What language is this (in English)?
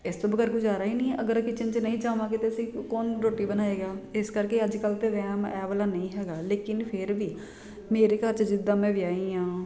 Punjabi